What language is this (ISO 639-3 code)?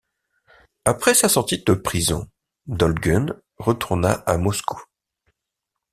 fra